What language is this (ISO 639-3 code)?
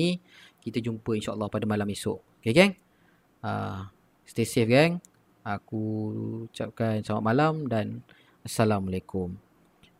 msa